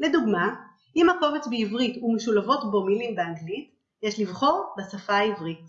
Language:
Hebrew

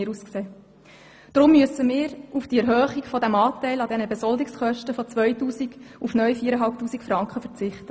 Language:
Swiss German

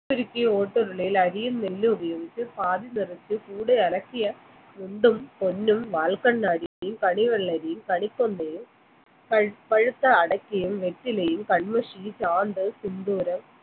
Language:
Malayalam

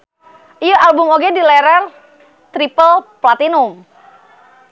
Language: Sundanese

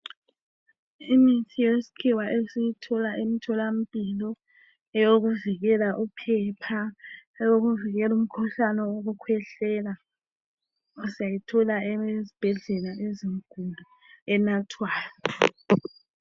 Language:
North Ndebele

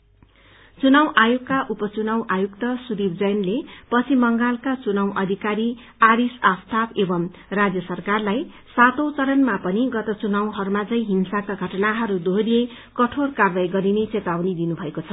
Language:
Nepali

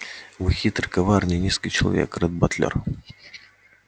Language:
Russian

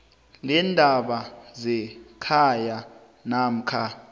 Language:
South Ndebele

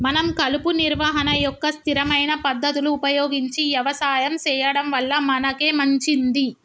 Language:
Telugu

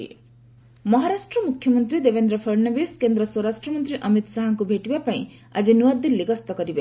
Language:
Odia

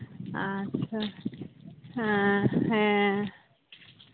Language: Santali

